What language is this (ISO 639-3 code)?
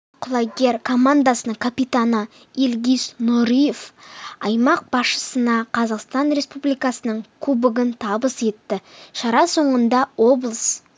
kaz